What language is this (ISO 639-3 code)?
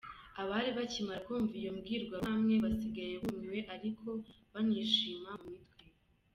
kin